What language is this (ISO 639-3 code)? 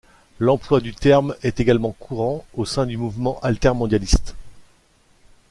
fra